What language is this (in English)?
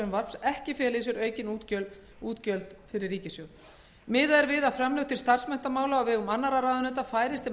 Icelandic